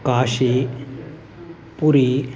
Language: Sanskrit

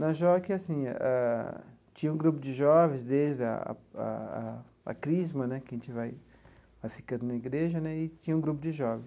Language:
Portuguese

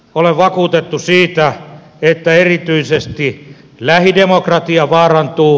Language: Finnish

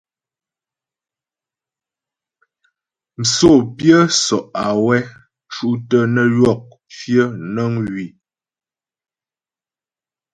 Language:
Ghomala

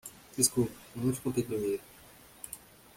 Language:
Portuguese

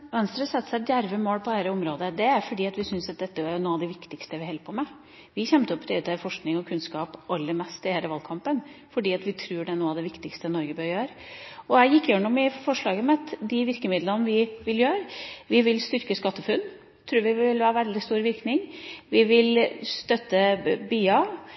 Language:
Norwegian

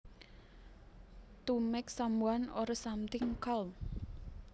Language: Javanese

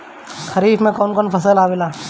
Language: Bhojpuri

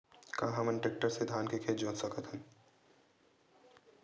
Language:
Chhattisgarhi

